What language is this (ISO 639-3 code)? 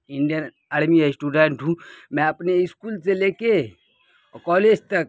urd